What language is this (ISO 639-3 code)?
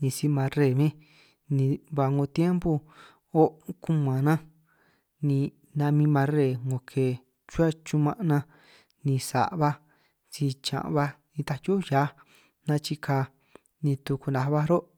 trq